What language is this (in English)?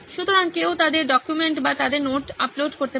Bangla